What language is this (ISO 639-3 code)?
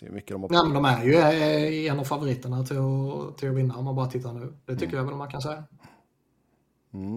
swe